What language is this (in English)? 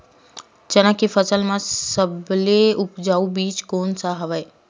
Chhattisgarhi